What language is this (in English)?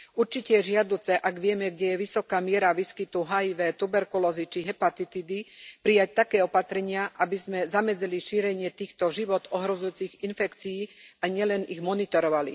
Slovak